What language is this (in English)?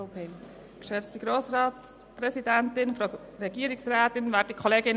Swiss German